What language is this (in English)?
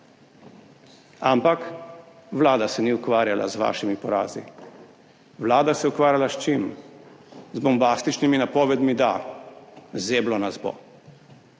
Slovenian